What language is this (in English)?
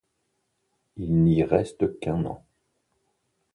French